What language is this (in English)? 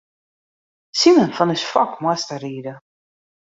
Western Frisian